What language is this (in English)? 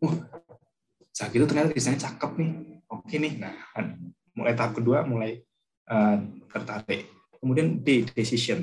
Indonesian